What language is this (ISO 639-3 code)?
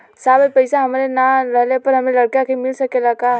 bho